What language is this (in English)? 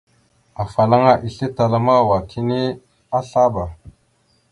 Mada (Cameroon)